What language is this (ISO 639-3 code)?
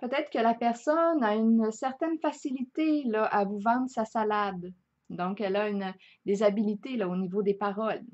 fra